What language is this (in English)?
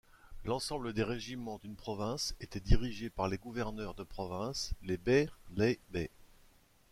French